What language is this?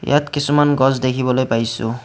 Assamese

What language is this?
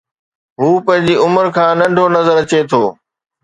Sindhi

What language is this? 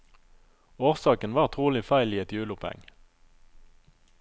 Norwegian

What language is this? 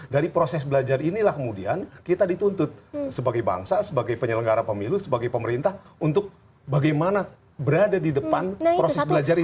Indonesian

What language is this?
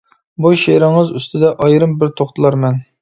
Uyghur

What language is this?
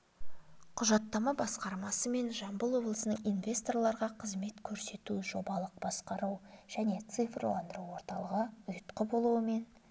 Kazakh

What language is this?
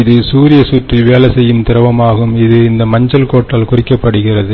Tamil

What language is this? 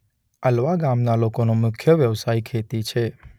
Gujarati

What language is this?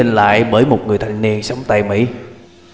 Vietnamese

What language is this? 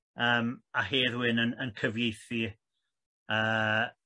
Welsh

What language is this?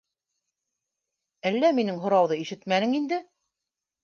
Bashkir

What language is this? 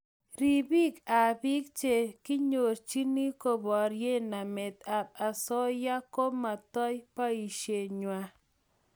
Kalenjin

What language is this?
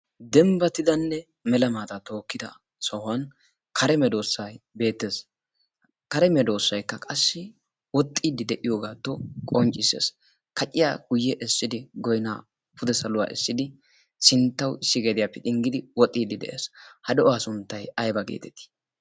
Wolaytta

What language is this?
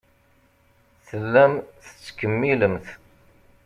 Kabyle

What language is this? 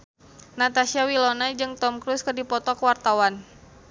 Sundanese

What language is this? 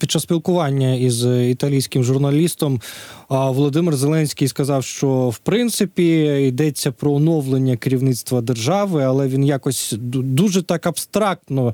Ukrainian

